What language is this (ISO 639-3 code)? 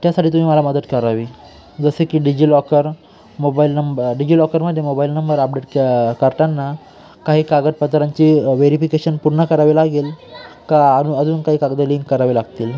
mar